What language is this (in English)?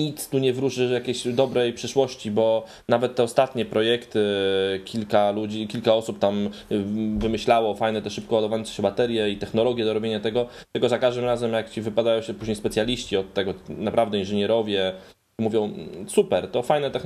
Polish